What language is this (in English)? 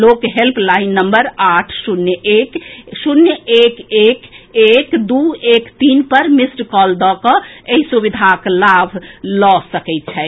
Maithili